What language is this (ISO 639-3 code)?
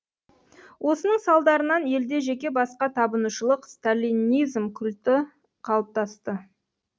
kaz